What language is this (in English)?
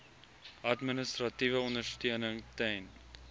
Afrikaans